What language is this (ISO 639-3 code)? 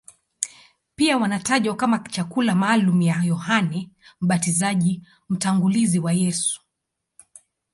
swa